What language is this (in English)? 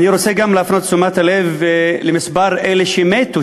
Hebrew